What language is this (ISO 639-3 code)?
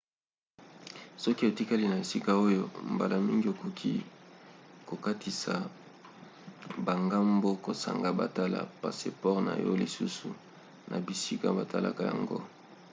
lin